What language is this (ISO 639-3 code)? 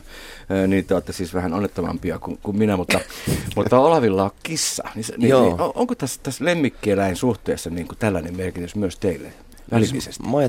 fin